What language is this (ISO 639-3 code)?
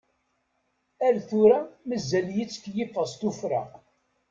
kab